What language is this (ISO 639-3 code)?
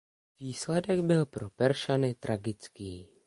ces